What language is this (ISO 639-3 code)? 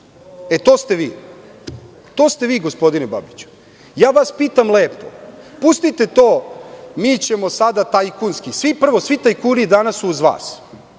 srp